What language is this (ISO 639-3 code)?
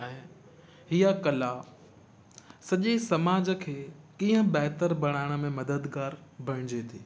snd